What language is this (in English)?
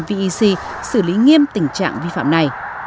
Vietnamese